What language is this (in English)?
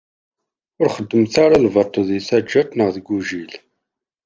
Kabyle